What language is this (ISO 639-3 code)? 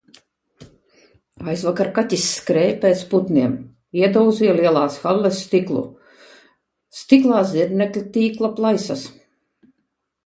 lav